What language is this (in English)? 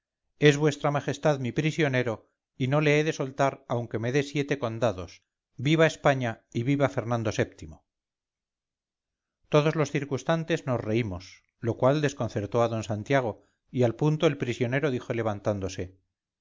Spanish